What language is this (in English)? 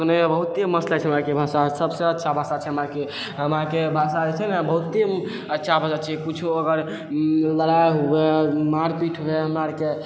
Maithili